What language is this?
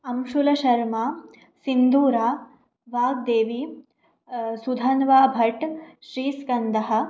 Sanskrit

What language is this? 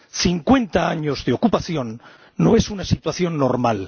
Spanish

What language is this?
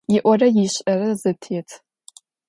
Adyghe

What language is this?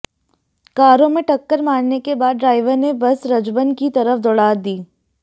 Hindi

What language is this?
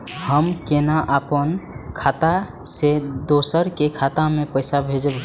Maithili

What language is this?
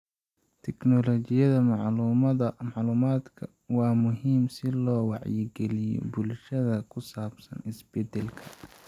Somali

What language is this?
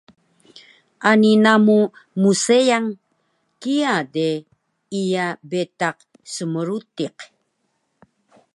Taroko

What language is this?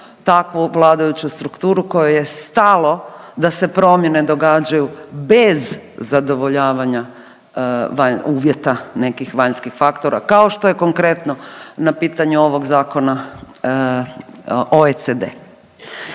Croatian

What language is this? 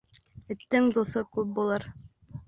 Bashkir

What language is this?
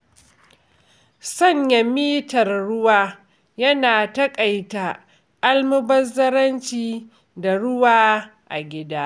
Hausa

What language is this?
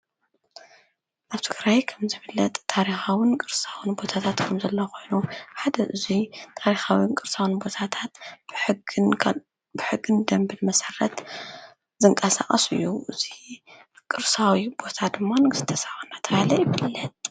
Tigrinya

